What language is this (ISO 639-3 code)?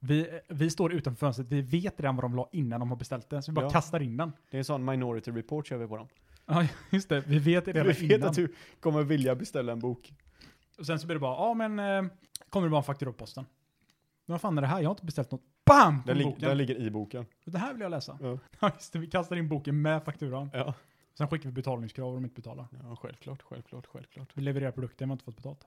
swe